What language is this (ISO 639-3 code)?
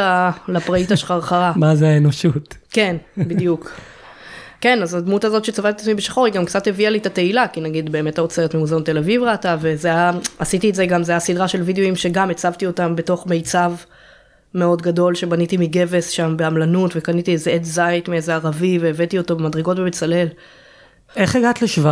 heb